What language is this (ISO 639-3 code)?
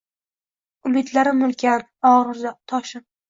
uzb